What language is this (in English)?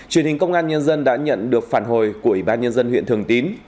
Vietnamese